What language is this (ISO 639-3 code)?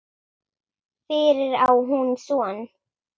isl